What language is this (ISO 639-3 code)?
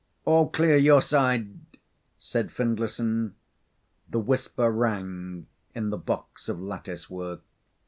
eng